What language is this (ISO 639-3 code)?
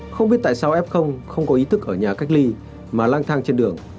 vie